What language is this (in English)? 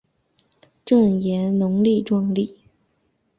Chinese